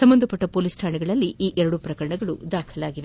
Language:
Kannada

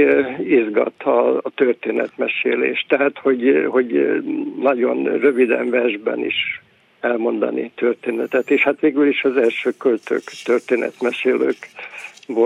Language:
Hungarian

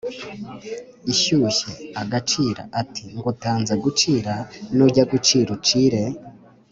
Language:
Kinyarwanda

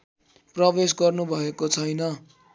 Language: Nepali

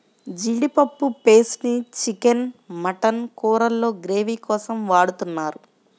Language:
Telugu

